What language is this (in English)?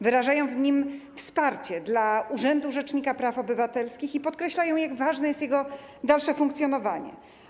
Polish